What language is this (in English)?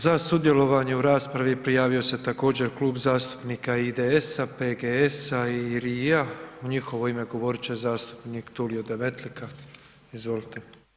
Croatian